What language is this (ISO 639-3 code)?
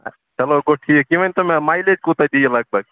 kas